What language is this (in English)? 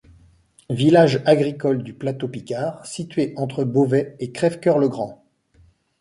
French